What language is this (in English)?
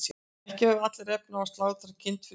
Icelandic